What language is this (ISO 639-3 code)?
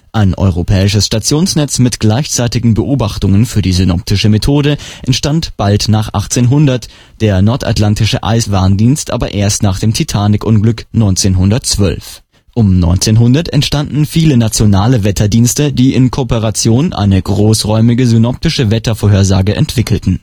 deu